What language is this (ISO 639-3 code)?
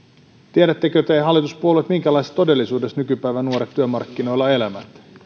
fin